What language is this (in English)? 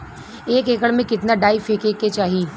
Bhojpuri